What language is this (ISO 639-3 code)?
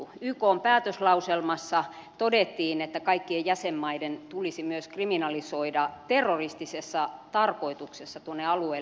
fin